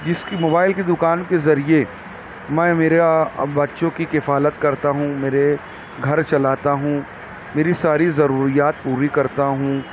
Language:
Urdu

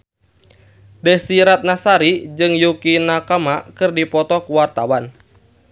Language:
Sundanese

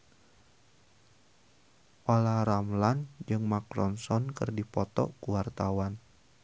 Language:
Sundanese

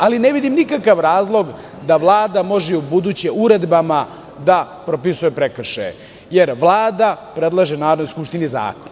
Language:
Serbian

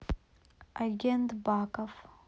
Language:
Russian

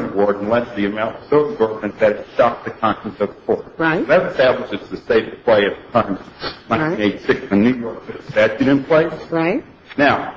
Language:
English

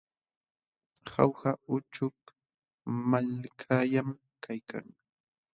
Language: Jauja Wanca Quechua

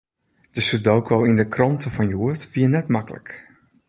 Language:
Western Frisian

